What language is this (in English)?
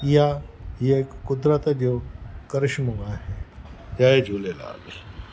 Sindhi